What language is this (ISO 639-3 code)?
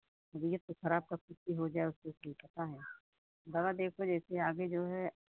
hin